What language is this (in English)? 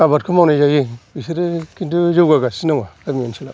Bodo